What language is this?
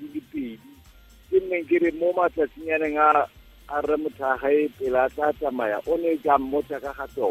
Filipino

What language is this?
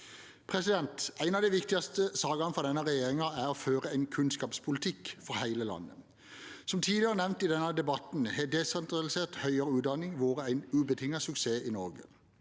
Norwegian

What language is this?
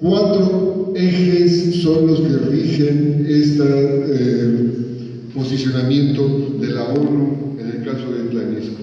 Spanish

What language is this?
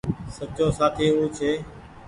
Goaria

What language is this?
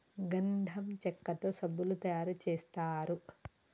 Telugu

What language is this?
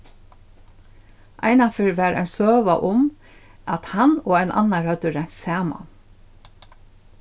Faroese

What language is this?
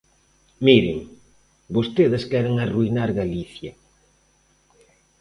Galician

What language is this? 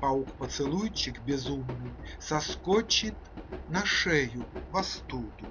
Russian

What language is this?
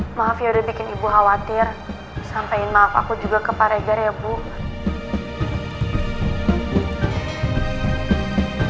Indonesian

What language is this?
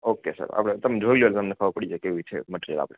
Gujarati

